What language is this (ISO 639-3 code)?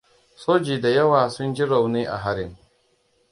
hau